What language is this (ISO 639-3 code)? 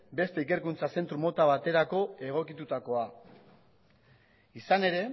eus